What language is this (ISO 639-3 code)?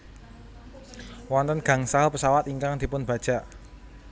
jav